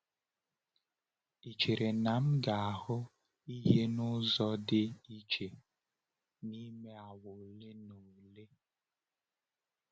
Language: Igbo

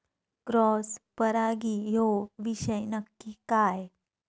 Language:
Marathi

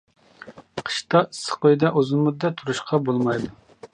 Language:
Uyghur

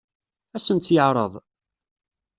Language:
Kabyle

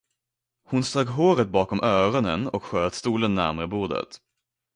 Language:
Swedish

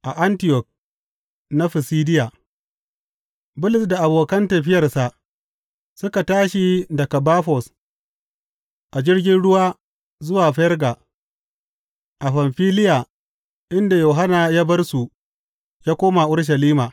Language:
Hausa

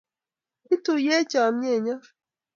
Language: Kalenjin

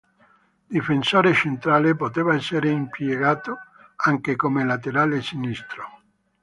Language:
Italian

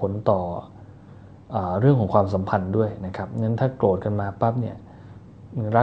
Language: Thai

